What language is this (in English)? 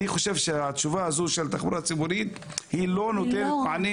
Hebrew